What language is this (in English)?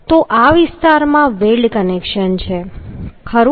Gujarati